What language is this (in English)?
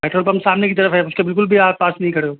Hindi